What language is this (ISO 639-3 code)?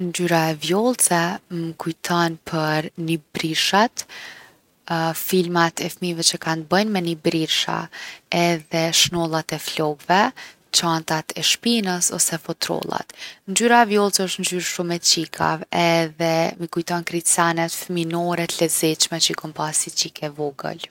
aln